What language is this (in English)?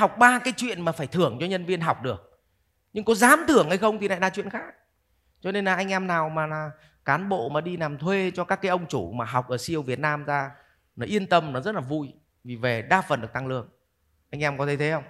Vietnamese